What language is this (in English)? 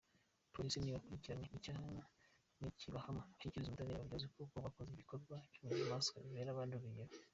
Kinyarwanda